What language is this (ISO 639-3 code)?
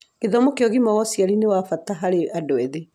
kik